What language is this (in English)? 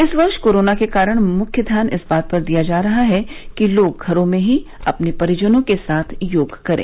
Hindi